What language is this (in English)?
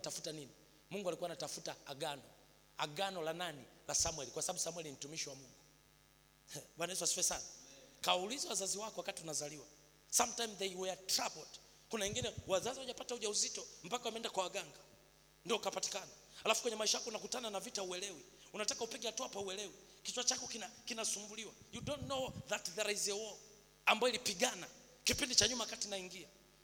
Swahili